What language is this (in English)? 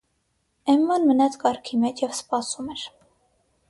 Armenian